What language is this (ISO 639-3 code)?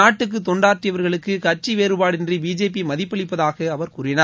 tam